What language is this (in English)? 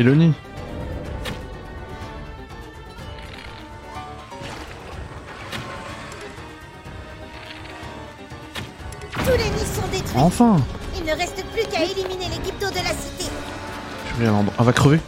French